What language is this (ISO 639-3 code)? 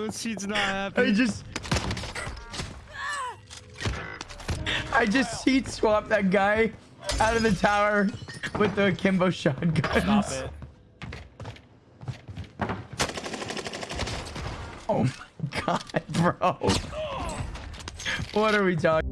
eng